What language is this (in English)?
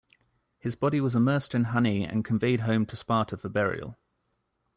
English